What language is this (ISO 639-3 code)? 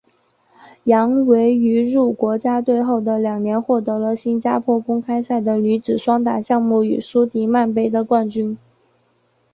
zho